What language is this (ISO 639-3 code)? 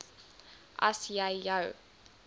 afr